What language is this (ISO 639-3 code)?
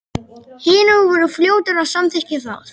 isl